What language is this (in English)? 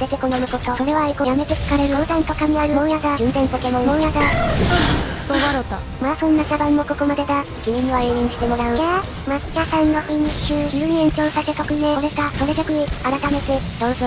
Japanese